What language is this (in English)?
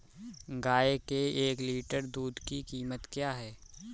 Hindi